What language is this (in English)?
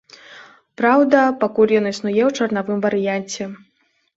Belarusian